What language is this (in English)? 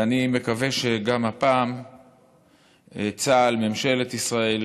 Hebrew